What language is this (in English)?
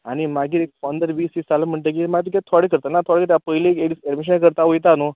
Konkani